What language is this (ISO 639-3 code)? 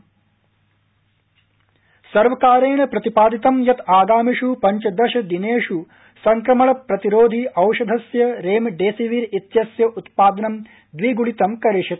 san